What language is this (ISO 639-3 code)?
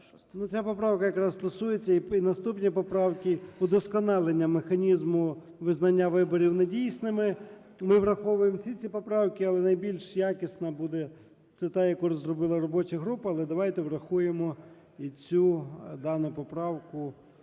ukr